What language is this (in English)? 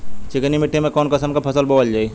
Bhojpuri